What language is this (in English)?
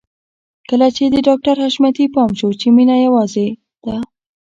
Pashto